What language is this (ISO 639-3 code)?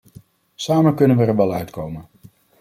nld